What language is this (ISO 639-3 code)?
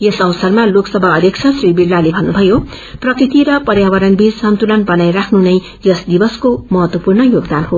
nep